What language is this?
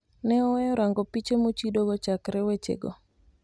Luo (Kenya and Tanzania)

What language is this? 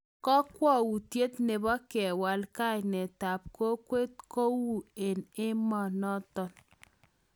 Kalenjin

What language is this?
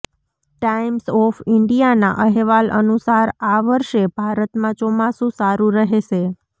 Gujarati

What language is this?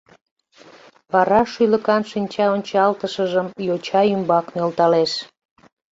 Mari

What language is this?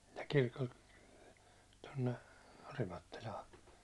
Finnish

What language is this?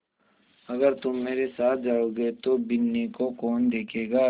Hindi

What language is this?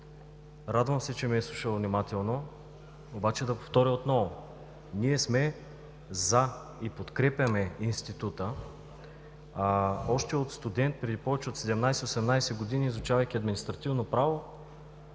Bulgarian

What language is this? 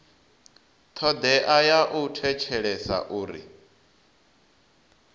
Venda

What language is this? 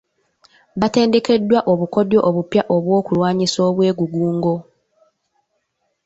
Ganda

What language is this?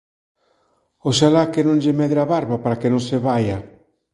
Galician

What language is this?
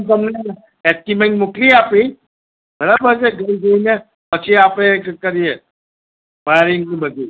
Gujarati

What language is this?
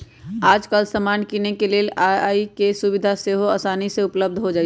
Magahi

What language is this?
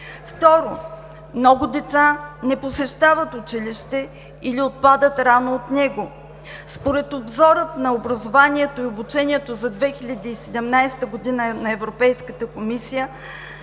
Bulgarian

